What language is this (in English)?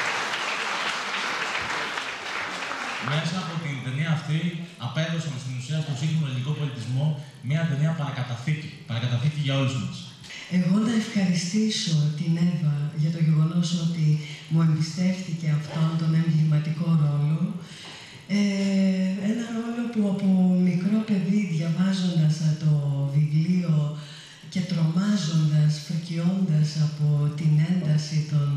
Greek